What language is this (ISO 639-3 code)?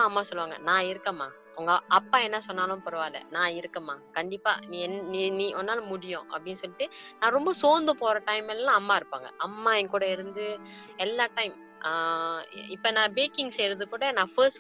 tam